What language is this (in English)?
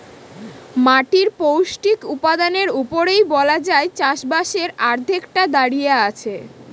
Bangla